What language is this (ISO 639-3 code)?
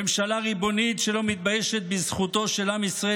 heb